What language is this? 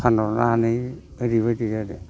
Bodo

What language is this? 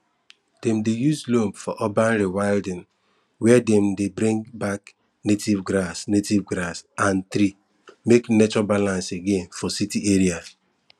Nigerian Pidgin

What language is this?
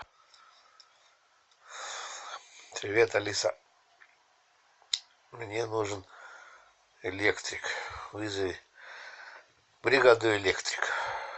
Russian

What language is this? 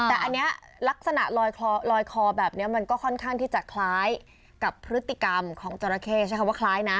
Thai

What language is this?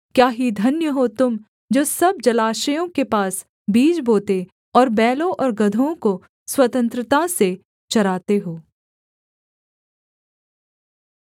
Hindi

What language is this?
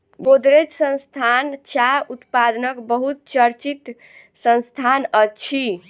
Maithili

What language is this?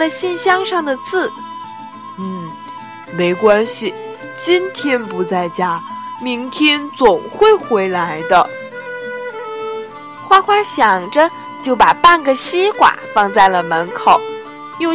Chinese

